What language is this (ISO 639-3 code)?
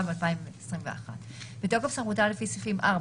heb